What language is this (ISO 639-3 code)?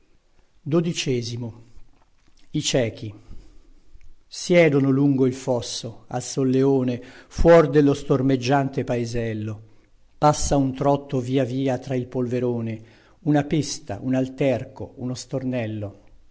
ita